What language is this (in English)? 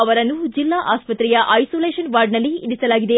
Kannada